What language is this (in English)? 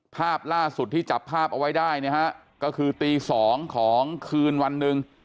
Thai